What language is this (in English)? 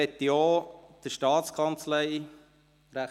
Swiss German